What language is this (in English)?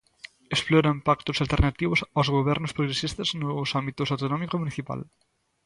Galician